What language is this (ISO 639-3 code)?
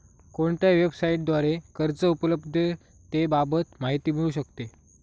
mar